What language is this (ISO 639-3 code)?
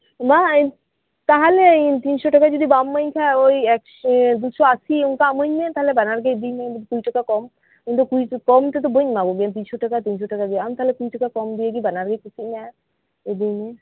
sat